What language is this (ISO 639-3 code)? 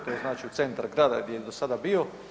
hrv